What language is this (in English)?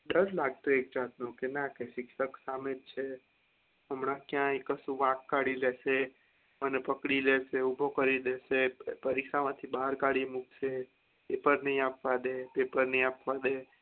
Gujarati